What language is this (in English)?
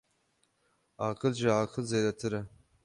Kurdish